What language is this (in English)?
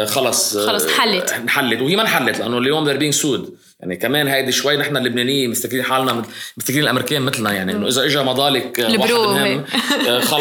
Arabic